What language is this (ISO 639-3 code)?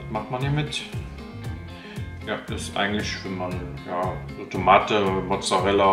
deu